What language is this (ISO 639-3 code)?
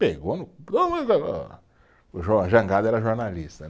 por